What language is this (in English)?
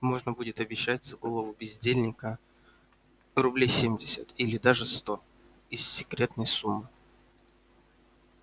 Russian